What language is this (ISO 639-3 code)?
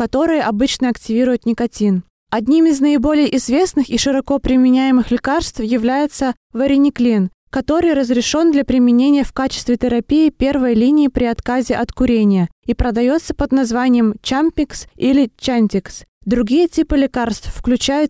rus